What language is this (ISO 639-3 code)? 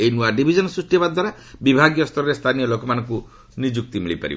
ori